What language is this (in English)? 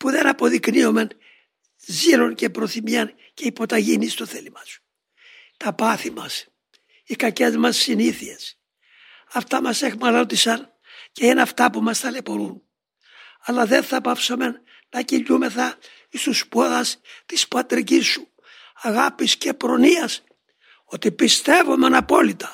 Greek